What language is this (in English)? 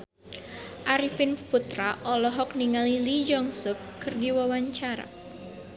Sundanese